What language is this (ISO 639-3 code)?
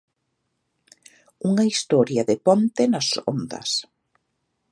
glg